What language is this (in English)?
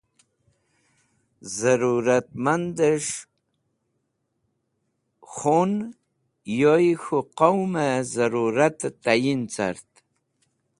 Wakhi